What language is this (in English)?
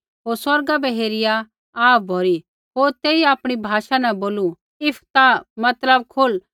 Kullu Pahari